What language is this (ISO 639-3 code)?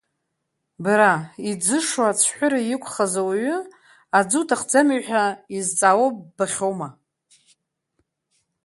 abk